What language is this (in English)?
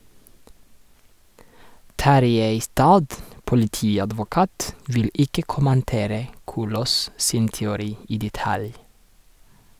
Norwegian